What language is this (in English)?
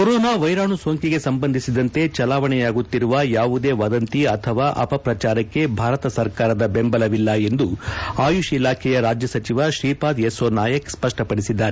Kannada